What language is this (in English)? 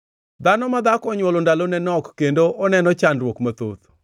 Luo (Kenya and Tanzania)